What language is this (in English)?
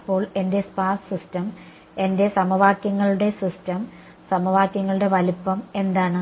Malayalam